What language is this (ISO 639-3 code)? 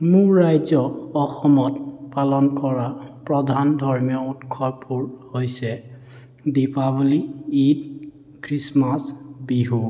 asm